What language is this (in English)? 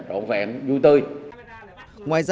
Vietnamese